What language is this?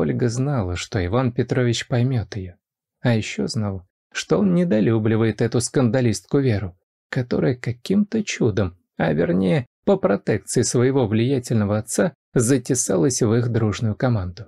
Russian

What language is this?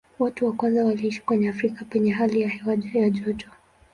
Swahili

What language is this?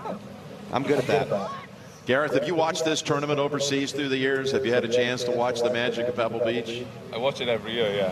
Spanish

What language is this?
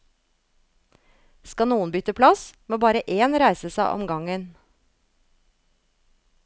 Norwegian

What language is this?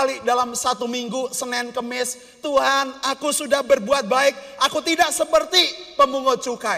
Indonesian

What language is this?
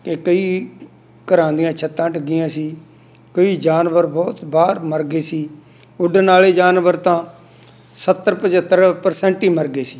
Punjabi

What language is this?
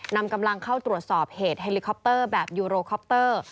Thai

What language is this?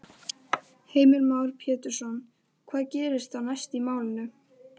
Icelandic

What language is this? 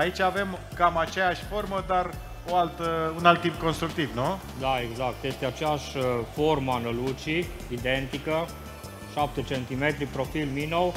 Romanian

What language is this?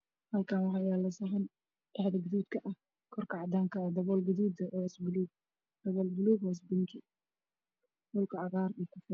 Somali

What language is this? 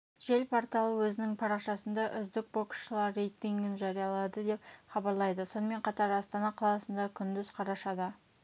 Kazakh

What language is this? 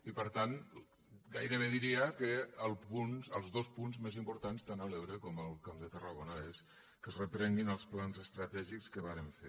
Catalan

